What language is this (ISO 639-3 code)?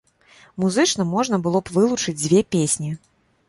bel